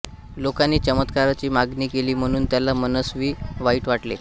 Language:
Marathi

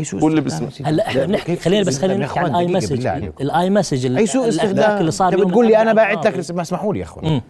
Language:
Arabic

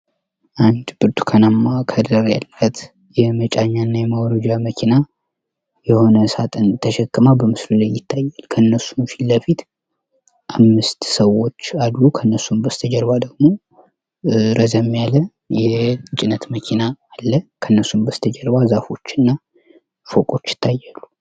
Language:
Amharic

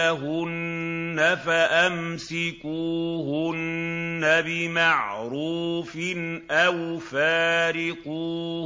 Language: Arabic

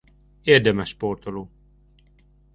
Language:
Hungarian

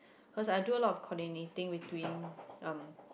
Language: English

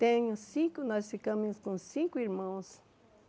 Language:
Portuguese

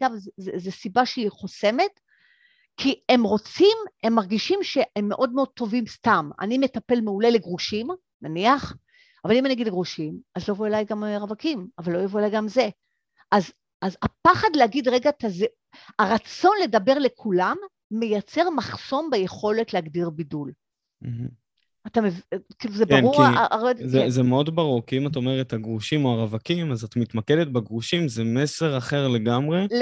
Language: Hebrew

